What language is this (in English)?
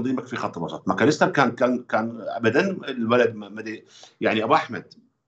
Arabic